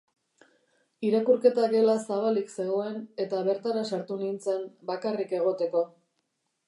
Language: Basque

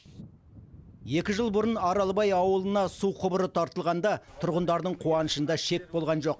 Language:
Kazakh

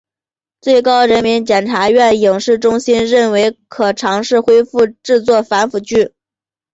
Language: Chinese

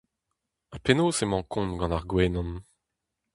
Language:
Breton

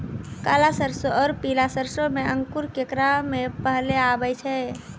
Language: Maithili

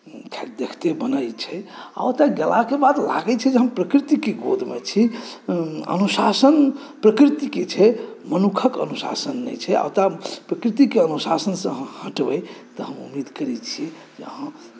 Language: Maithili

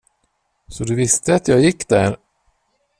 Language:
Swedish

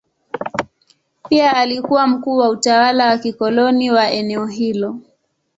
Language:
Swahili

